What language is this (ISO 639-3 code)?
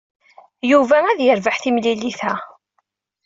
kab